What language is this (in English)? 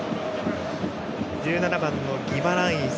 Japanese